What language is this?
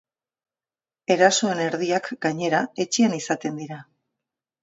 Basque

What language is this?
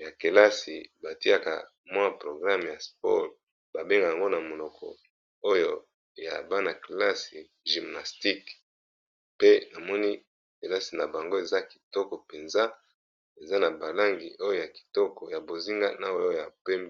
Lingala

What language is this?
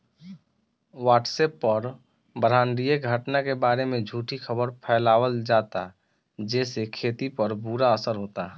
Bhojpuri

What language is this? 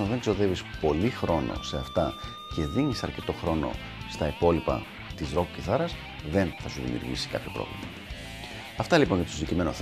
Greek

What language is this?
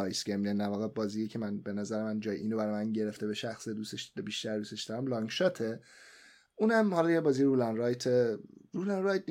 Persian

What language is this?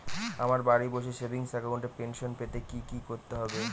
Bangla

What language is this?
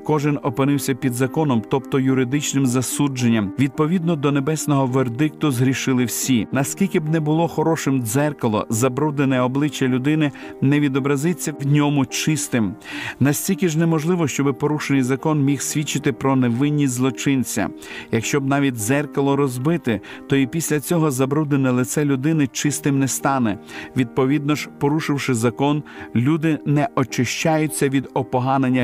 Ukrainian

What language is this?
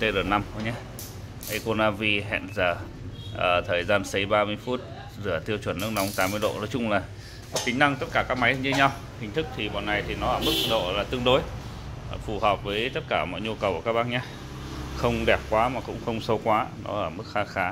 Vietnamese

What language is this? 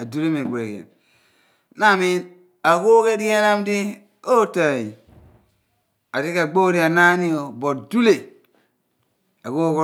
Abua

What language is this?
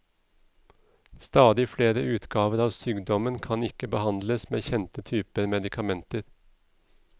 Norwegian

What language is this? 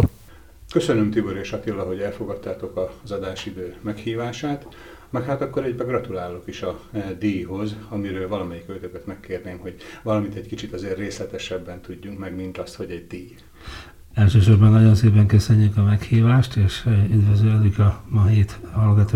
Hungarian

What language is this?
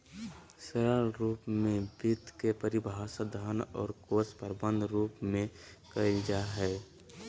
Magahi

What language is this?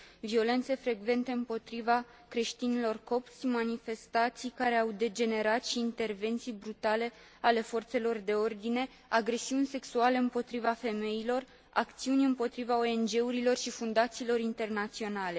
Romanian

